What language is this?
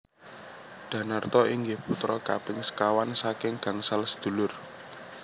Javanese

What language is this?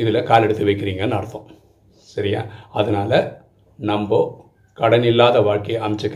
Tamil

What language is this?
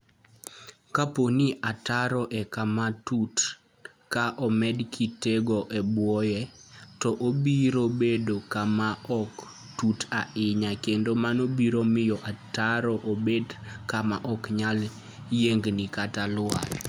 Luo (Kenya and Tanzania)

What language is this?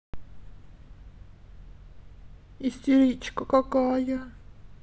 Russian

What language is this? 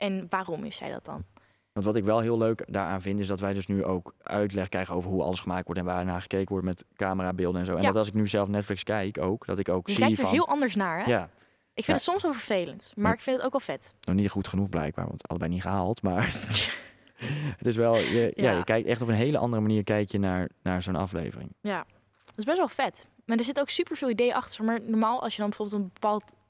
Dutch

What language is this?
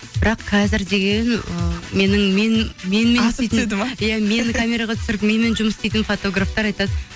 Kazakh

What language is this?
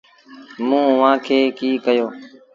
Sindhi Bhil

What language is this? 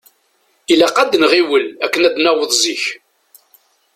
Kabyle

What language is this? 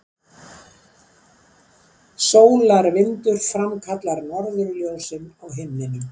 Icelandic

